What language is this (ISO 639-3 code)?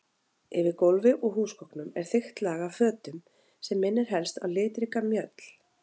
isl